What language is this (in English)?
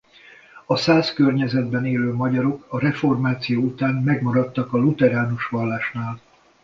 Hungarian